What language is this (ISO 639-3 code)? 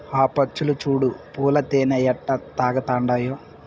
tel